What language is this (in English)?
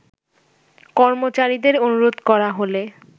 Bangla